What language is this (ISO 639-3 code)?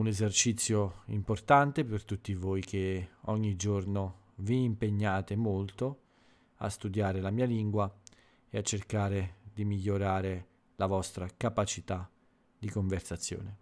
ita